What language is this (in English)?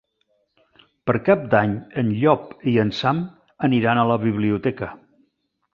Catalan